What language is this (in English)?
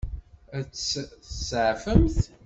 Kabyle